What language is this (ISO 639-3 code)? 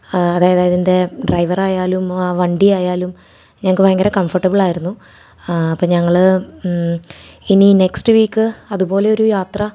mal